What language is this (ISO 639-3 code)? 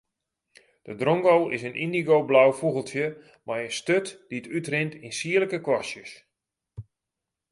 fry